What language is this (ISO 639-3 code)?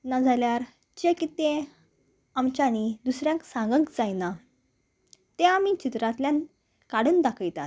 kok